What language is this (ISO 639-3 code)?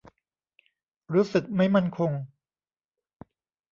tha